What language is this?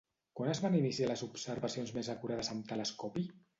Catalan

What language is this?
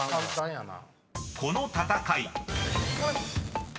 Japanese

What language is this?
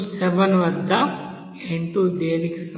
Telugu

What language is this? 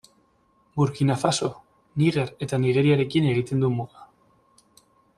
Basque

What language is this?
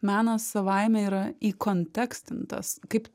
Lithuanian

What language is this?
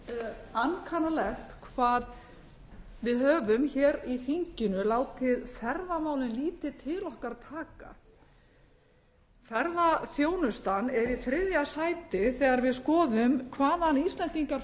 Icelandic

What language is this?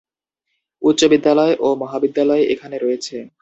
Bangla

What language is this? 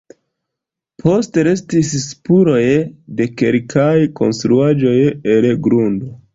Esperanto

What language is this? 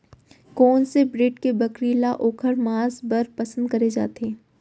Chhattisgarhi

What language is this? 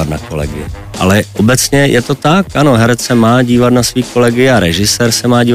Czech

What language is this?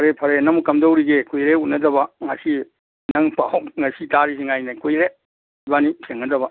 Manipuri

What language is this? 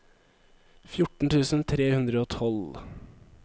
Norwegian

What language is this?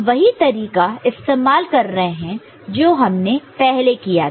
Hindi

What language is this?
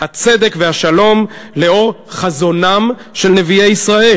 Hebrew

